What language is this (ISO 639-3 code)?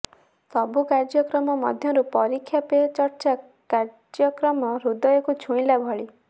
ori